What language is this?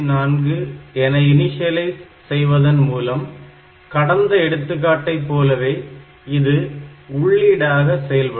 Tamil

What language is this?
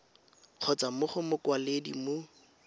Tswana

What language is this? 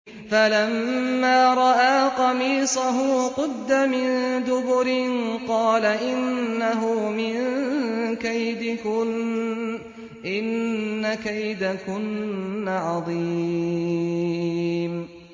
Arabic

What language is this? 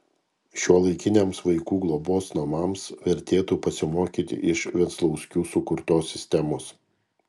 Lithuanian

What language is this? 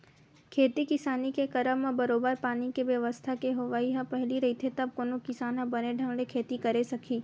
Chhattisgarhi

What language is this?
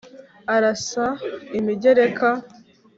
Kinyarwanda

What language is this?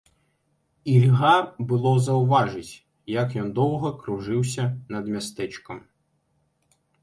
Belarusian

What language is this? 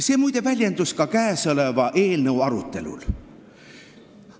Estonian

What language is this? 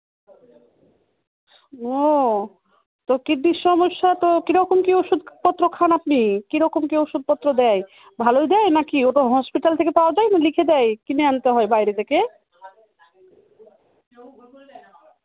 Bangla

